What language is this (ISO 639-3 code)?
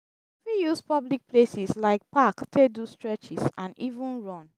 pcm